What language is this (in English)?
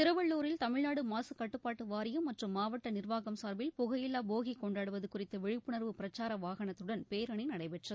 Tamil